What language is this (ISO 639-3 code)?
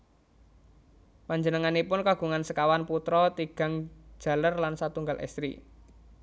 jav